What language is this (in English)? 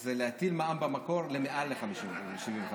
Hebrew